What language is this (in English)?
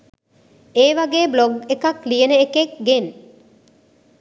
Sinhala